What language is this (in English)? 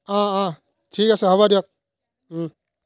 Assamese